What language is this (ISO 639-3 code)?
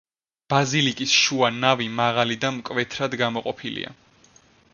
kat